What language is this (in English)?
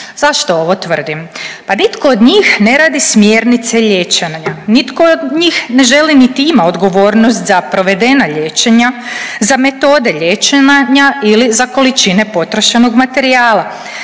Croatian